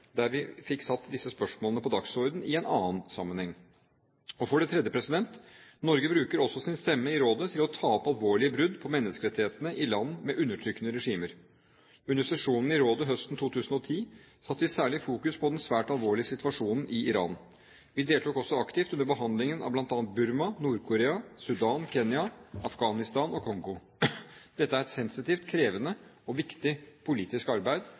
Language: Norwegian Bokmål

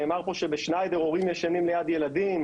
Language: Hebrew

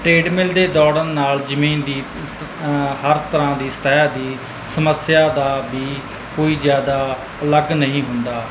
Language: Punjabi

